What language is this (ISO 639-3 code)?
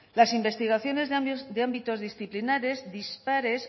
spa